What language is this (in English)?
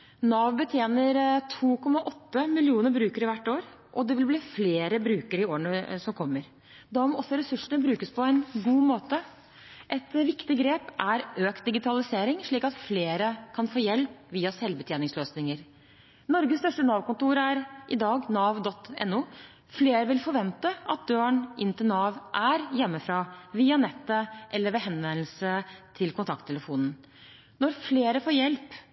Norwegian Bokmål